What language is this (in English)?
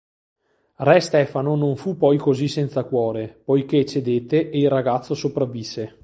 Italian